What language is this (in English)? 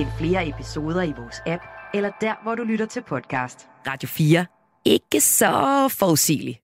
Danish